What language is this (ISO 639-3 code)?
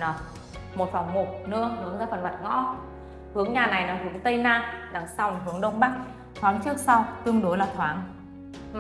vie